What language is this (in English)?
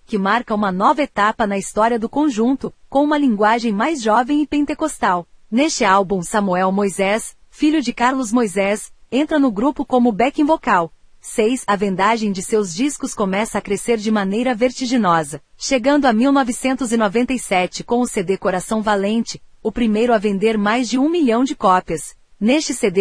Portuguese